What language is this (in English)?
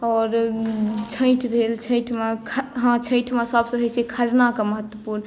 Maithili